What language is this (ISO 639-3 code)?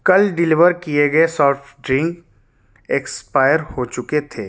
urd